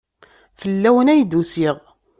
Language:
Kabyle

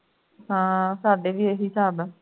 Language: Punjabi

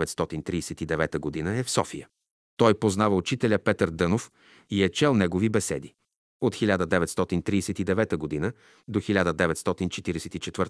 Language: Bulgarian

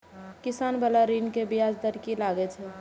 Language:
Maithili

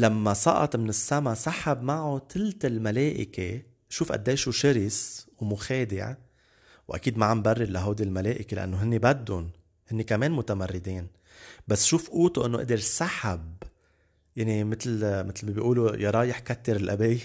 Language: Arabic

